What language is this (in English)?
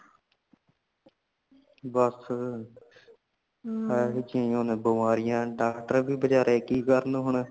Punjabi